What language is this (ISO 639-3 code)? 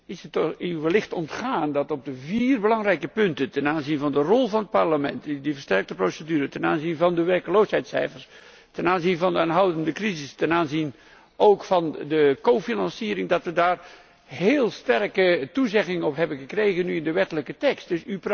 nld